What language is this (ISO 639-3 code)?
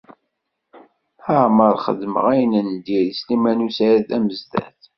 kab